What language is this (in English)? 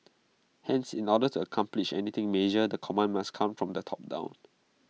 English